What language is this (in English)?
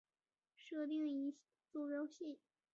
Chinese